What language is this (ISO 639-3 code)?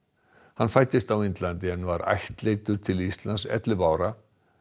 isl